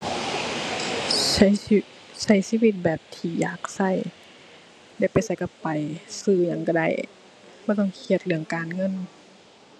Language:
Thai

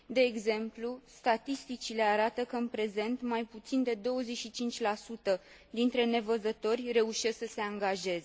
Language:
Romanian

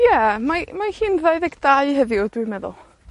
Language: Welsh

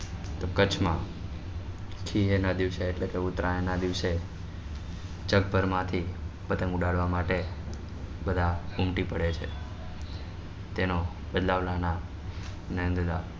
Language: Gujarati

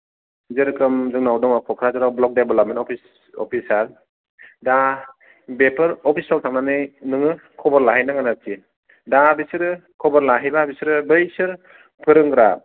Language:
Bodo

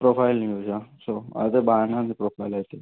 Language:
Telugu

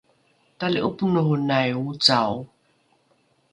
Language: Rukai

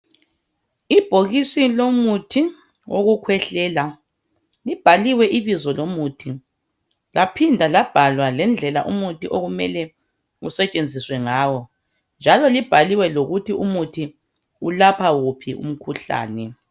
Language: North Ndebele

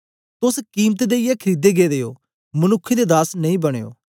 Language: Dogri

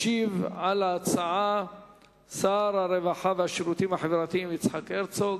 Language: Hebrew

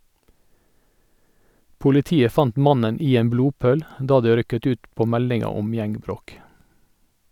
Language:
Norwegian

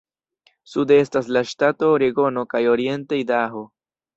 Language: Esperanto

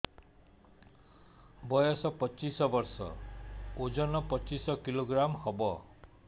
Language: Odia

